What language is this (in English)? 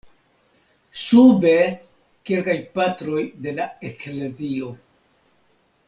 Esperanto